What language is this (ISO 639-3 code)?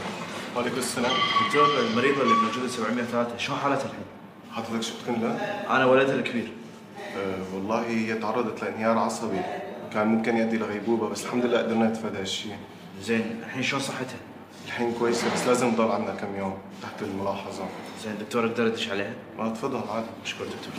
ara